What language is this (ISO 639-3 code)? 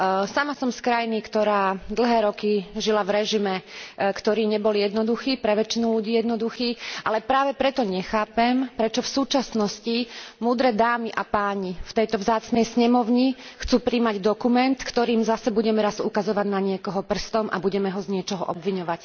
slk